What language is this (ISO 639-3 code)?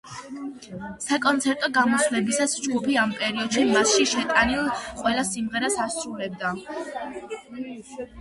kat